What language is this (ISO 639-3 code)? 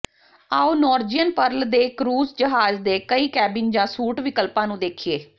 pan